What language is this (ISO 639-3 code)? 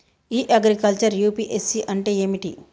tel